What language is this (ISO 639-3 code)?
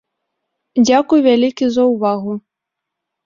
bel